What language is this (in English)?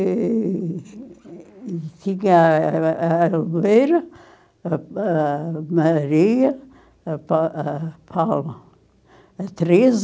Portuguese